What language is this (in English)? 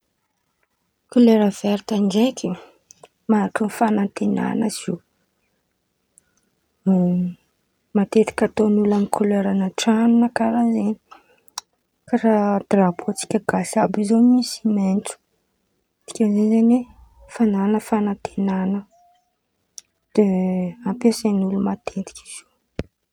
Antankarana Malagasy